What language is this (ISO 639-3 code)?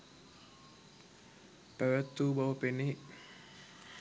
sin